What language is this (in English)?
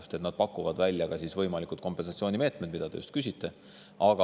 Estonian